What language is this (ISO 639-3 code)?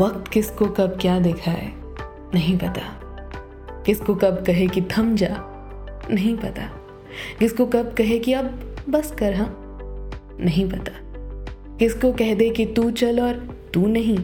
hin